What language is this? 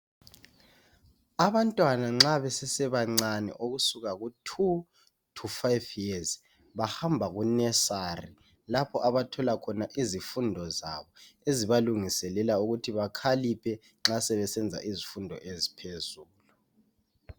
North Ndebele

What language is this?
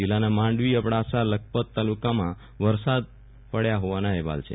Gujarati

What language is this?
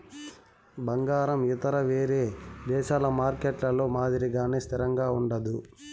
Telugu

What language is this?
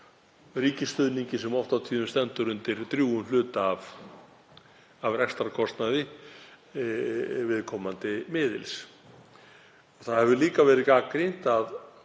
Icelandic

